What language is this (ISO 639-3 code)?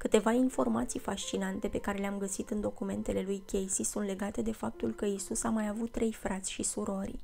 ron